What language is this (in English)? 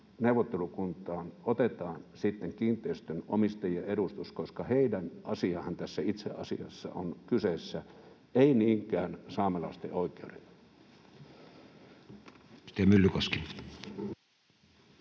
Finnish